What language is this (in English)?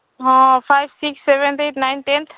Odia